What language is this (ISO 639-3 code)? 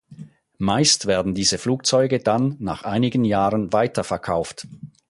deu